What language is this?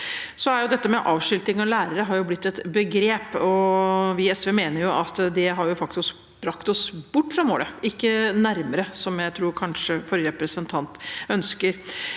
Norwegian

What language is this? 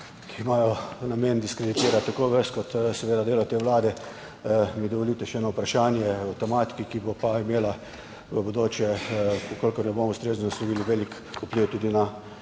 Slovenian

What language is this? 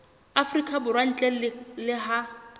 Southern Sotho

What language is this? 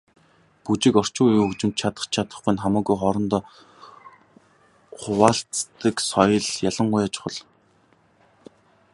Mongolian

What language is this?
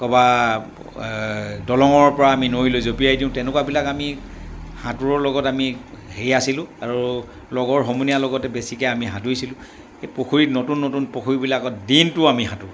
Assamese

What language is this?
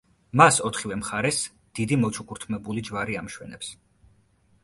Georgian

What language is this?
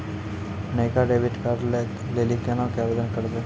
Maithili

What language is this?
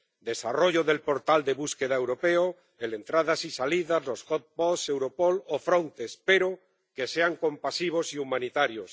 Spanish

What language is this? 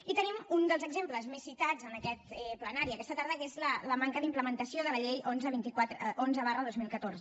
Catalan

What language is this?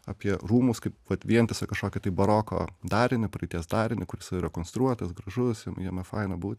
Lithuanian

